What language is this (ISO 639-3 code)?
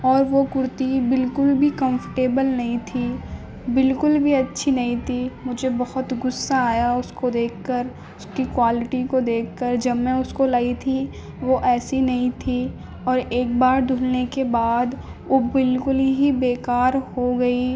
urd